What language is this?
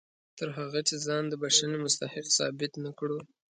Pashto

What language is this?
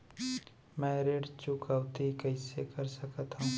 Chhattisgarhi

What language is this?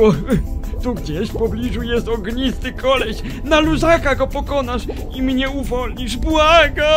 Polish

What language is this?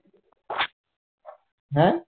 Bangla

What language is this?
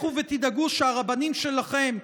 Hebrew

